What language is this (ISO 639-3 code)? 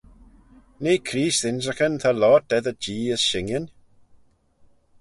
glv